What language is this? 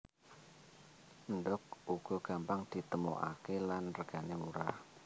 Javanese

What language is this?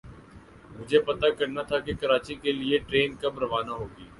Urdu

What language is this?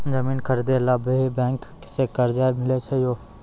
Maithili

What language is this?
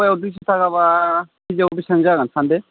Bodo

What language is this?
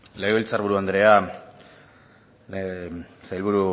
Basque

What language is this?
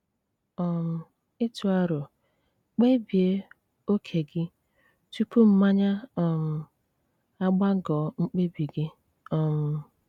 Igbo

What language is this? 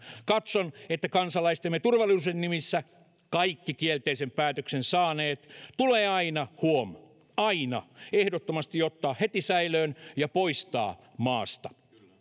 Finnish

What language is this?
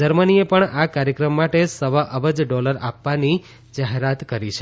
Gujarati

